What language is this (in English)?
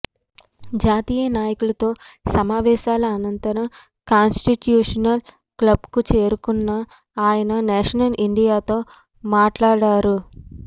Telugu